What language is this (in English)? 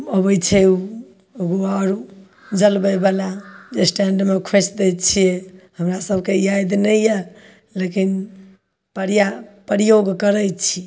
Maithili